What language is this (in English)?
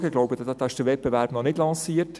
Swiss German